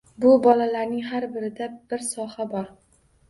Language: Uzbek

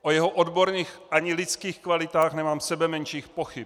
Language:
Czech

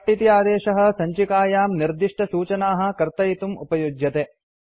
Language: Sanskrit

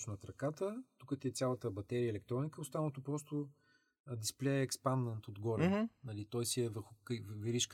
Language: Bulgarian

